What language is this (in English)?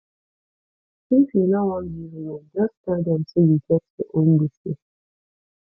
Nigerian Pidgin